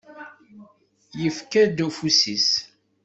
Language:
Kabyle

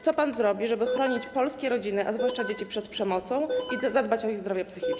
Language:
Polish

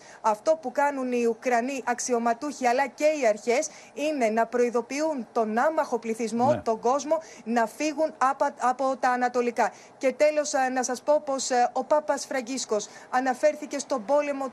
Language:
Greek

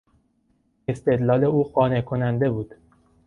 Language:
Persian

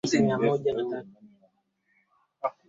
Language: Swahili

